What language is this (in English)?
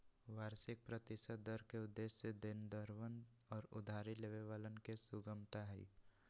Magahi